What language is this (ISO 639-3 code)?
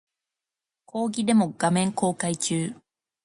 jpn